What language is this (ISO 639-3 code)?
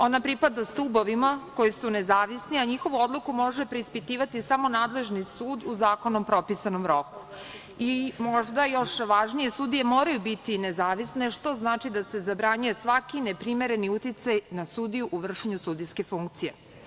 srp